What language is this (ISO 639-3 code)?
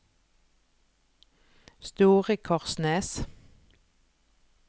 nor